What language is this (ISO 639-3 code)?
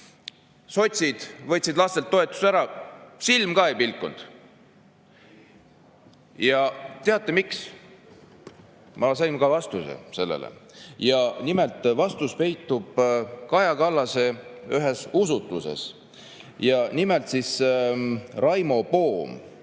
est